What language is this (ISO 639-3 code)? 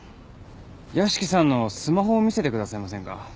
jpn